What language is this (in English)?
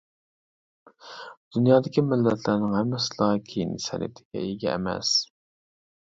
Uyghur